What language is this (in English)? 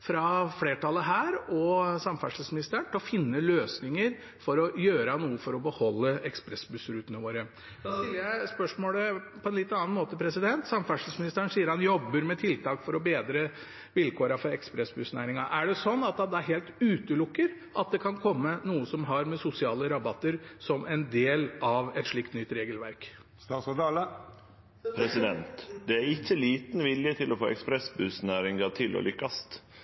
Norwegian